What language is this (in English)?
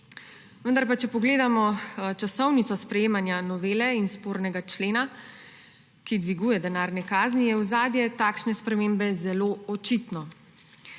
Slovenian